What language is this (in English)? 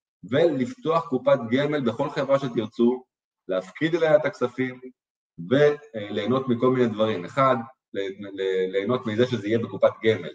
Hebrew